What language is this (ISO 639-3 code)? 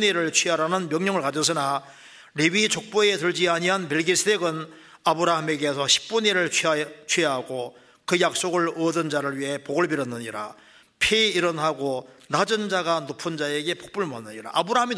kor